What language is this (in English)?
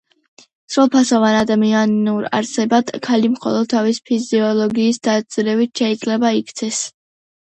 Georgian